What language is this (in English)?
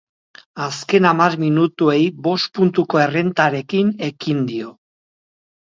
Basque